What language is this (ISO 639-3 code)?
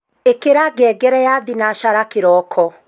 kik